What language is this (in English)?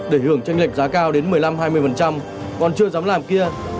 Vietnamese